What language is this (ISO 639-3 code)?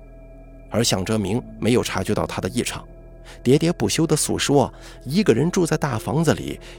zho